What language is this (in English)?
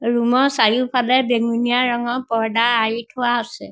Assamese